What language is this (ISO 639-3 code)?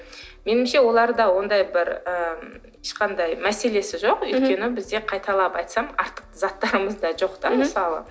kaz